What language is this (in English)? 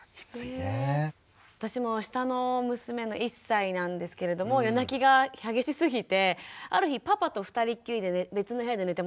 Japanese